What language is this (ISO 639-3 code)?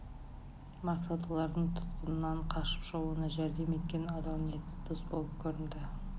kaz